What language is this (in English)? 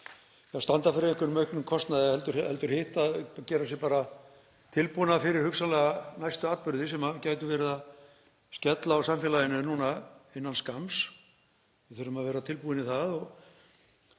Icelandic